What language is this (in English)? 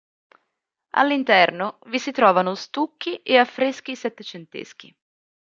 Italian